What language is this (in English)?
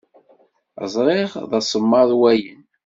Kabyle